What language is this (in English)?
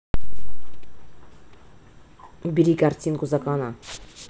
Russian